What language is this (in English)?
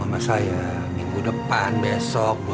Indonesian